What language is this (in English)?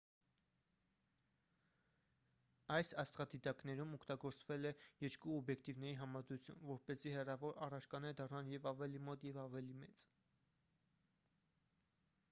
Armenian